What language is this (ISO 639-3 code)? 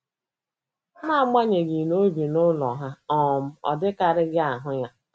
ibo